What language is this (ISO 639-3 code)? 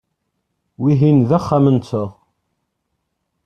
kab